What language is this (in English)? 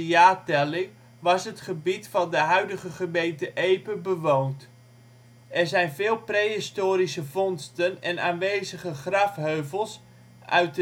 Dutch